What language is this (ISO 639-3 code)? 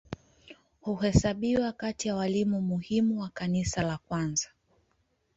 swa